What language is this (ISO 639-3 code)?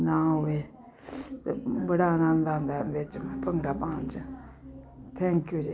pan